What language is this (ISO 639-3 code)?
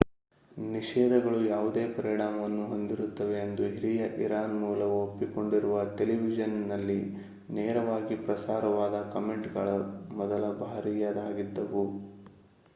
kan